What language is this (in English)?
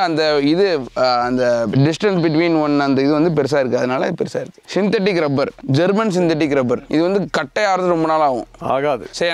Tamil